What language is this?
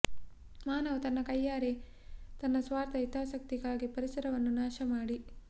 Kannada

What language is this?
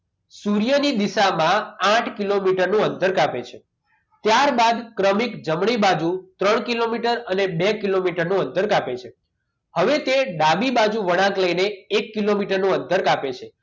Gujarati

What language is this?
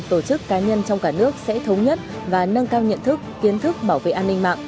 Vietnamese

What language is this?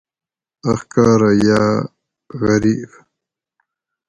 Gawri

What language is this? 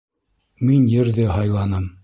Bashkir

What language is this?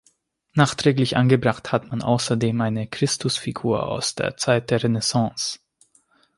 German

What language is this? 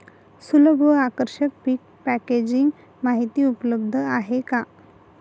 Marathi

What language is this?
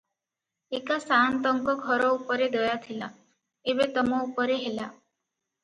Odia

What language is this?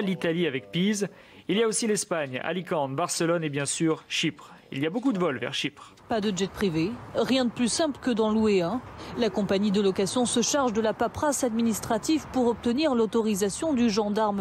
French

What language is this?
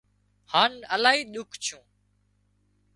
Wadiyara Koli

